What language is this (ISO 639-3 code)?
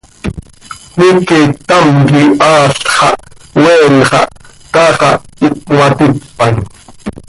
sei